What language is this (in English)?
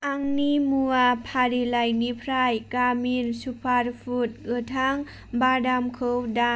Bodo